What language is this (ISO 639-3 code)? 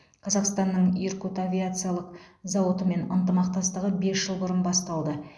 kaz